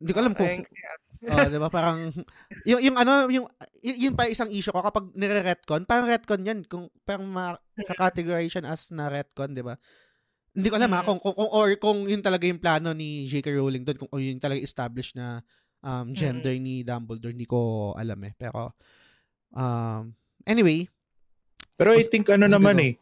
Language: Filipino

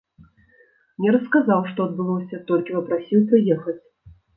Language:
Belarusian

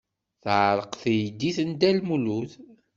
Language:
Kabyle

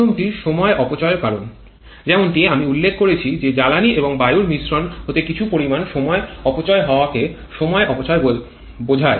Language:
Bangla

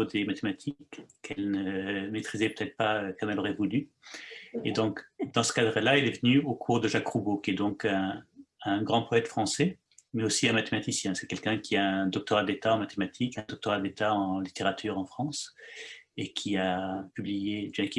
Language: French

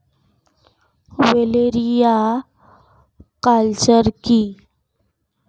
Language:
Bangla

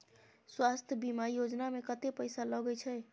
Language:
Maithili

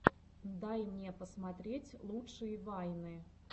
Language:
Russian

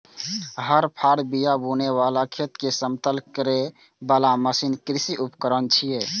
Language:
Maithili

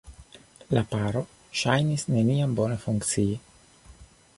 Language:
Esperanto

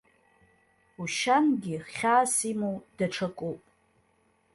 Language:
Abkhazian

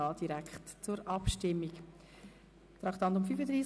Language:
Swiss German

